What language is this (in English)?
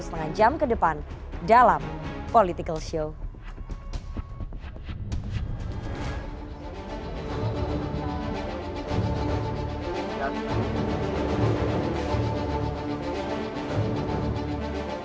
Indonesian